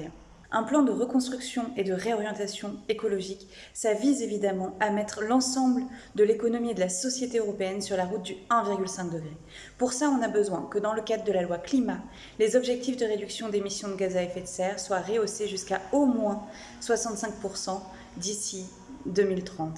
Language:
French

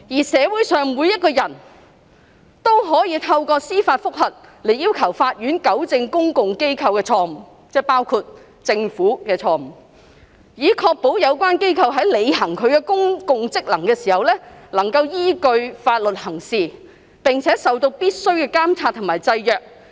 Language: Cantonese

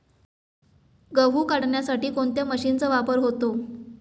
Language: Marathi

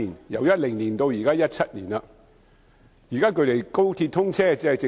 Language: Cantonese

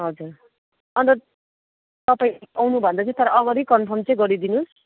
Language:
Nepali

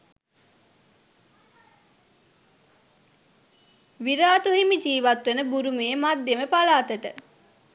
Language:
Sinhala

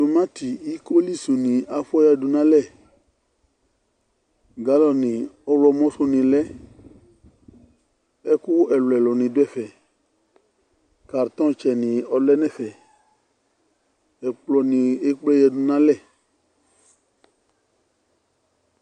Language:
Ikposo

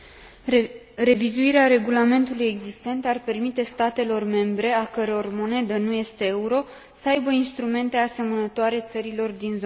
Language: Romanian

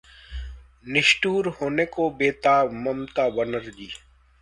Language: Hindi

